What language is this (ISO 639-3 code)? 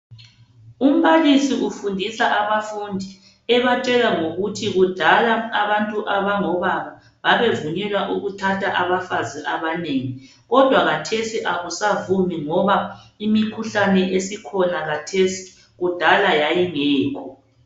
nde